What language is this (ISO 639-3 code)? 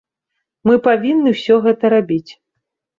bel